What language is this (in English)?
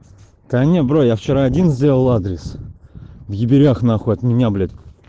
Russian